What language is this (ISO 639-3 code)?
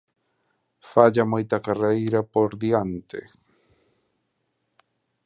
glg